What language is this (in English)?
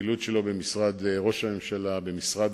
Hebrew